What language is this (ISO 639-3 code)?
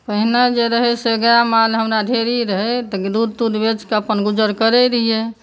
mai